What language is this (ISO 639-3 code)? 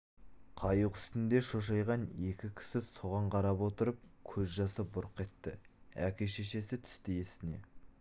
kaz